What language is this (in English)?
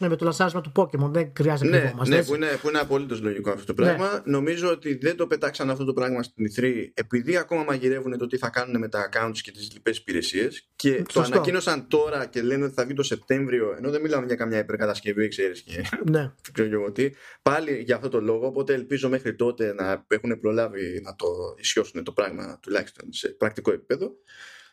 Greek